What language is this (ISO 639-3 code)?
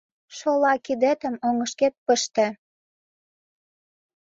chm